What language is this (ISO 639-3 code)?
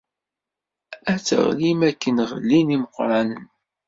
kab